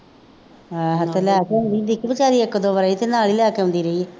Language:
Punjabi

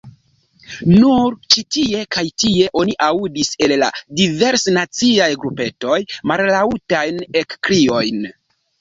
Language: Esperanto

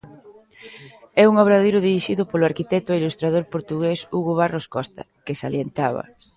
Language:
Galician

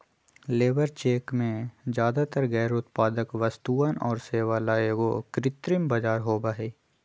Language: Magahi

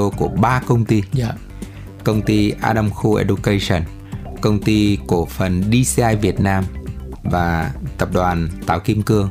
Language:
Vietnamese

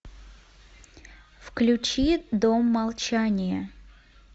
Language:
Russian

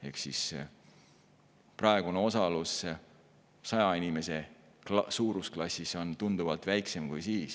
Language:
Estonian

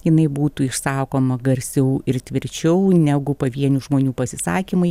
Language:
Lithuanian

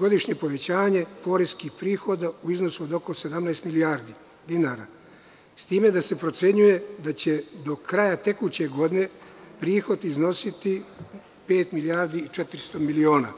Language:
Serbian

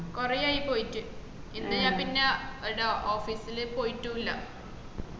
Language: Malayalam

